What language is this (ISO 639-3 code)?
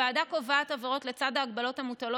heb